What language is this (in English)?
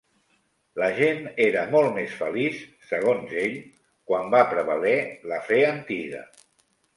Catalan